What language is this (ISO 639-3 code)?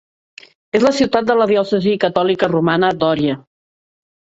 cat